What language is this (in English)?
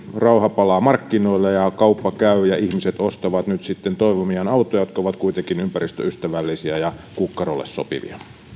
Finnish